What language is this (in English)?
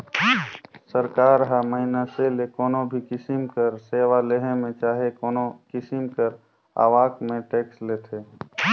Chhattisgarhi